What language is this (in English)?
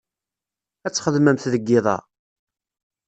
Kabyle